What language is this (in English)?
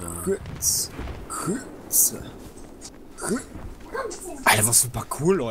German